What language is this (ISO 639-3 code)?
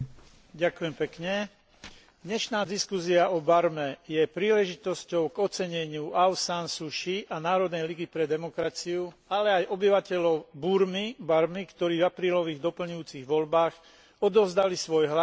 slk